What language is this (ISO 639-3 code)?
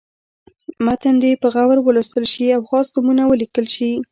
pus